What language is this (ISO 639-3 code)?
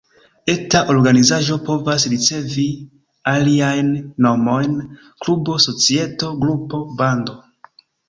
epo